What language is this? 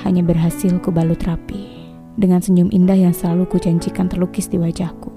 Indonesian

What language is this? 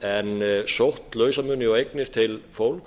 Icelandic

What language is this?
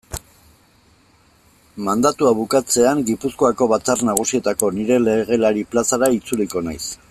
Basque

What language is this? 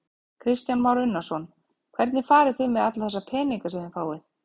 Icelandic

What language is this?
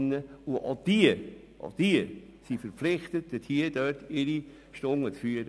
Swiss German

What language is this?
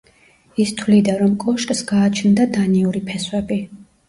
Georgian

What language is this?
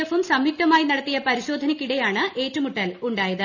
Malayalam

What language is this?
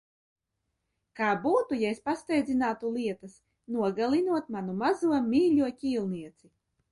Latvian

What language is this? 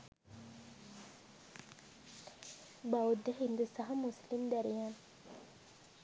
Sinhala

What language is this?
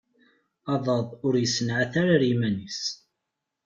Kabyle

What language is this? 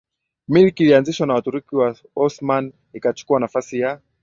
Swahili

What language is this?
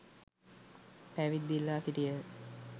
Sinhala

